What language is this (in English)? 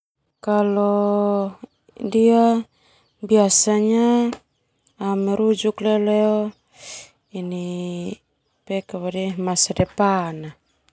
Termanu